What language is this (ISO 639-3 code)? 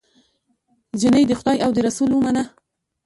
pus